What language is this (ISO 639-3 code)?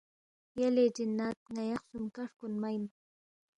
bft